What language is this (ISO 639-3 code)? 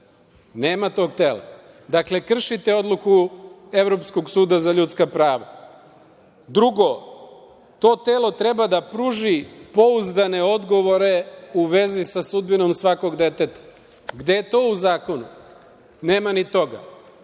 srp